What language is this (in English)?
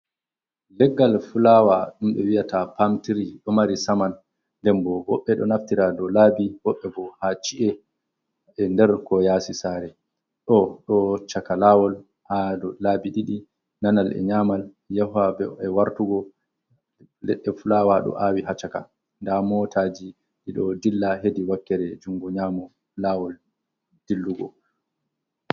Fula